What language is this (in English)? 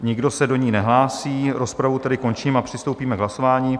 Czech